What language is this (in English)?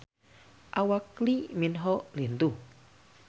Sundanese